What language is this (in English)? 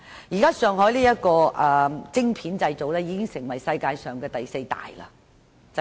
Cantonese